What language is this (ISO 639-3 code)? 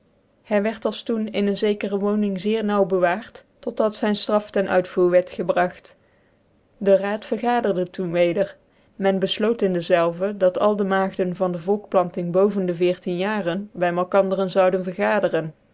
nld